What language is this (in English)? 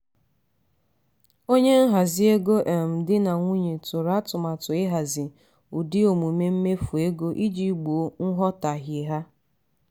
Igbo